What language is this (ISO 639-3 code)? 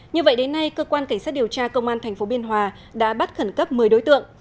vie